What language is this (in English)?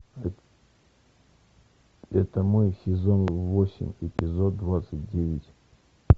Russian